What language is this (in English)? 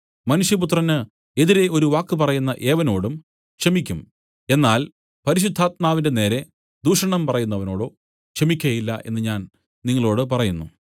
Malayalam